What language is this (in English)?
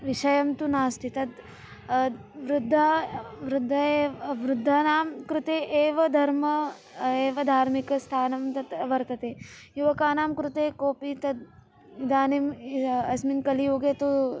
Sanskrit